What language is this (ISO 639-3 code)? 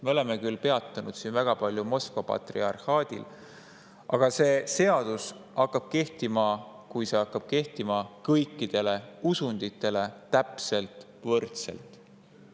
est